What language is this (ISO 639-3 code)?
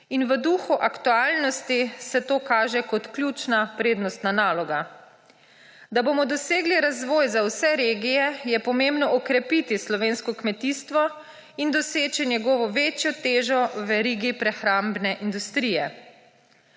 slv